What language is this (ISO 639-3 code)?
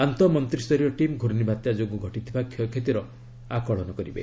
ori